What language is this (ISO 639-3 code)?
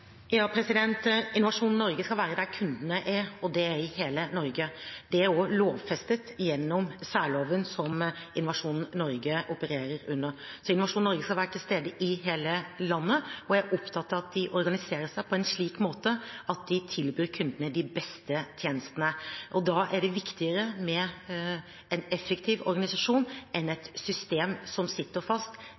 nob